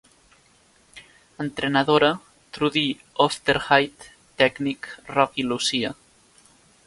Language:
Catalan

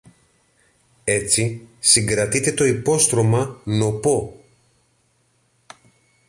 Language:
Greek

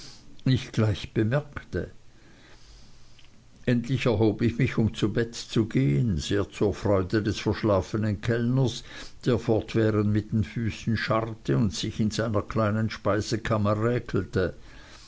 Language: German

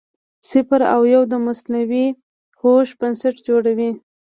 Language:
Pashto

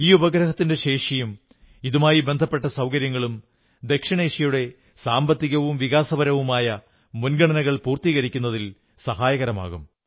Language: Malayalam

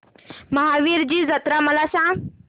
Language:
Marathi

